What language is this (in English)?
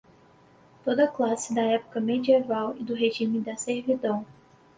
Portuguese